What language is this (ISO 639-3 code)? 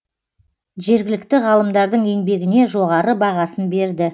kaz